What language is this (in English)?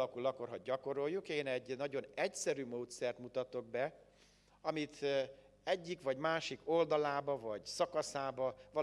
Hungarian